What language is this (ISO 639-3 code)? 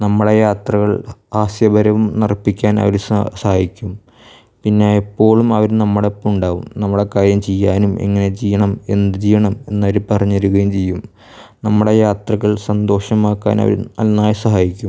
mal